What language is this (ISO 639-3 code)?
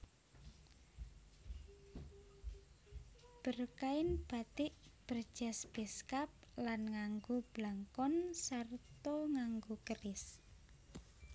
jav